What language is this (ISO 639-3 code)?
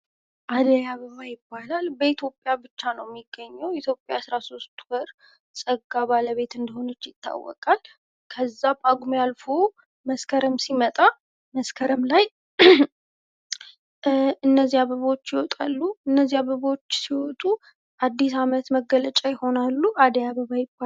amh